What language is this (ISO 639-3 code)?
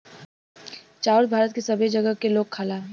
bho